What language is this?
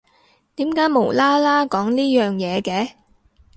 Cantonese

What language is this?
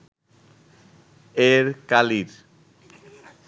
Bangla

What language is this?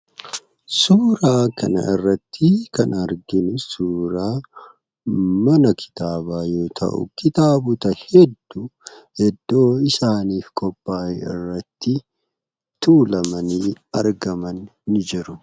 Oromo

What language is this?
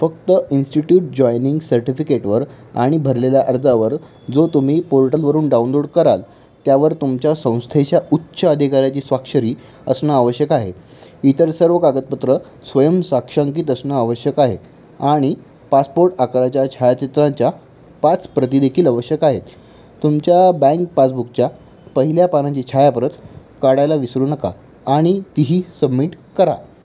Marathi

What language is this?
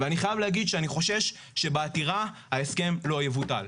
Hebrew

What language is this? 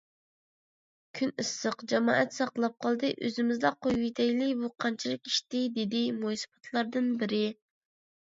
Uyghur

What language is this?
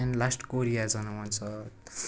Nepali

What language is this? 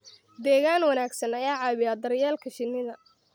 Somali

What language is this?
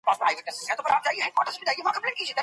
Pashto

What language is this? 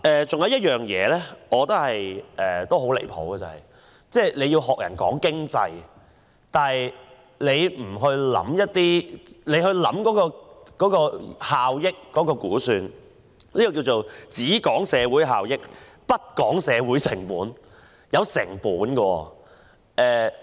Cantonese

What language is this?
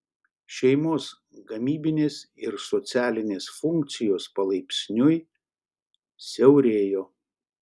Lithuanian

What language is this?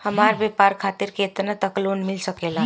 Bhojpuri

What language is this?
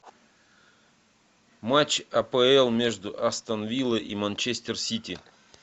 Russian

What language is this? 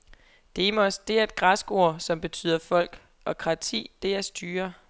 Danish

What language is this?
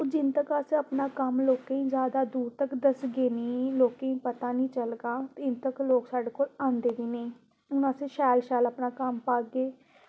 Dogri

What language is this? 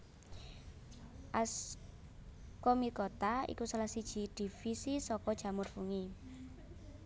Javanese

